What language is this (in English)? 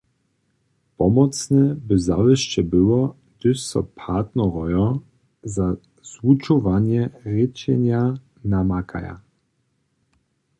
Upper Sorbian